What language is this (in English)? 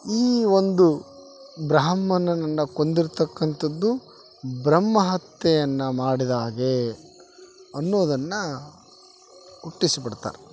Kannada